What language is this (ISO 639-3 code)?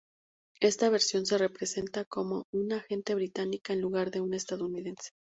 spa